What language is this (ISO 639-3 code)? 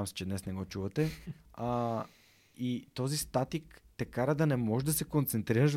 bul